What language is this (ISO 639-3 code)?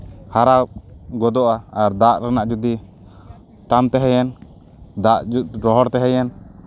sat